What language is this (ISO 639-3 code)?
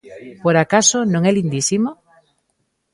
glg